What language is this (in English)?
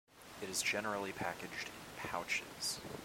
English